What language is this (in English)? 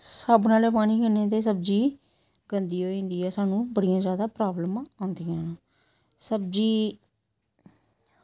Dogri